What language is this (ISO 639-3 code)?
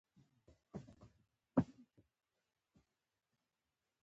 pus